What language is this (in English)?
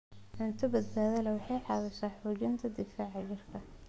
Somali